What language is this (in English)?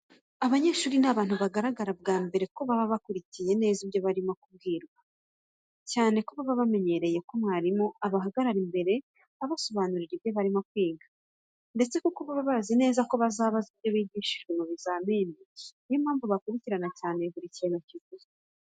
Kinyarwanda